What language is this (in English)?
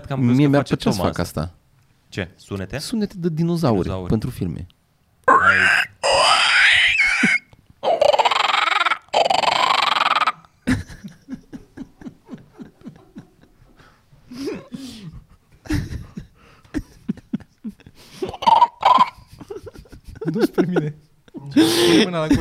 Romanian